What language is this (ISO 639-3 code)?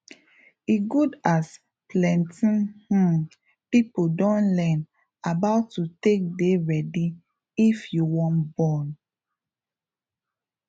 pcm